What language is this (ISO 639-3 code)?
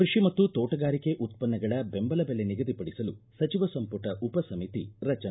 kan